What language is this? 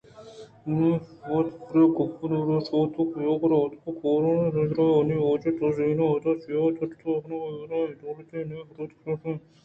Eastern Balochi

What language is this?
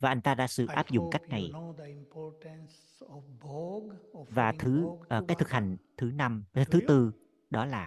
Vietnamese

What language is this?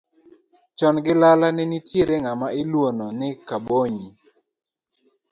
Luo (Kenya and Tanzania)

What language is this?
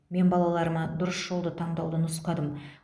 Kazakh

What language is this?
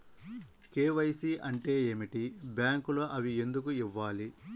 Telugu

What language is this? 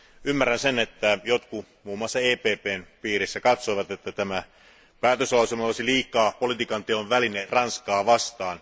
Finnish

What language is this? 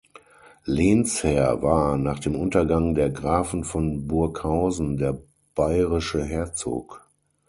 German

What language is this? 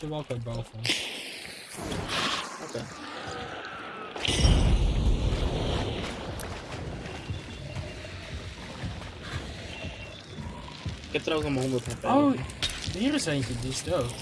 Dutch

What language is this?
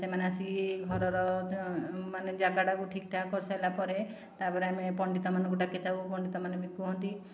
Odia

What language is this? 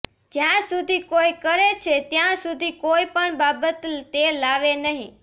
Gujarati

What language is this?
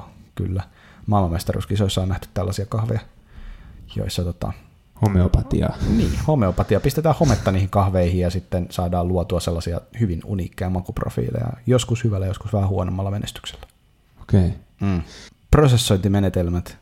Finnish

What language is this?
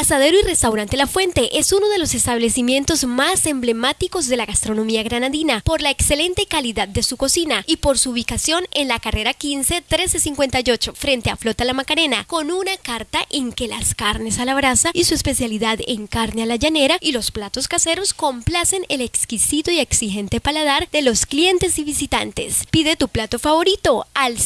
Spanish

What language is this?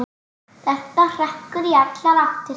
Icelandic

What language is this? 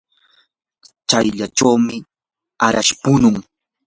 Yanahuanca Pasco Quechua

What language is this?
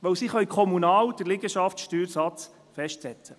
Swiss German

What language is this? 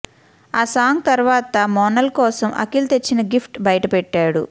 Telugu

